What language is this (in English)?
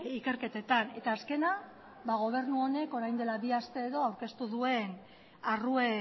Basque